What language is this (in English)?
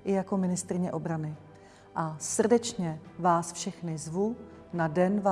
Czech